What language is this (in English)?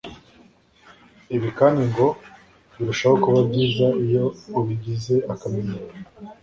Kinyarwanda